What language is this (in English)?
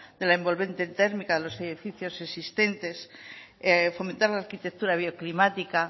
Spanish